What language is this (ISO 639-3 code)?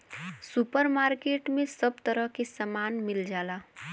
bho